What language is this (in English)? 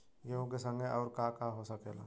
Bhojpuri